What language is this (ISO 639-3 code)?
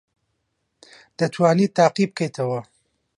ckb